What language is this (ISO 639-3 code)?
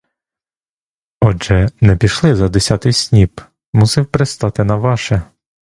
ukr